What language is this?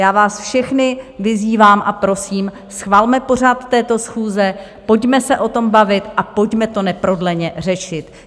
Czech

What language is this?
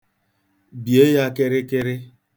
Igbo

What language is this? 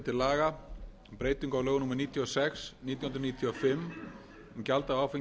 Icelandic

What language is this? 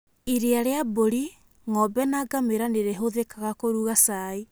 Kikuyu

